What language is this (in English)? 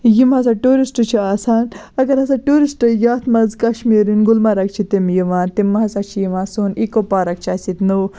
Kashmiri